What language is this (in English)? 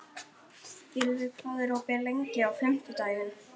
Icelandic